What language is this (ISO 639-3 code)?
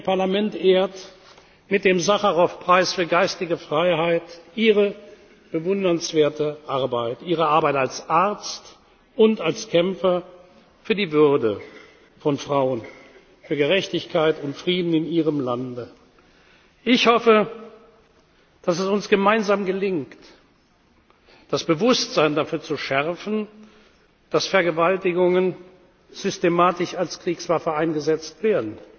deu